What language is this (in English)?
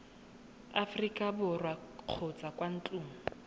Tswana